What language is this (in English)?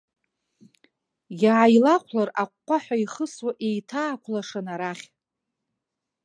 Abkhazian